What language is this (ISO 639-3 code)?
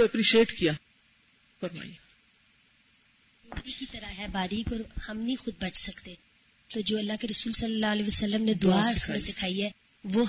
urd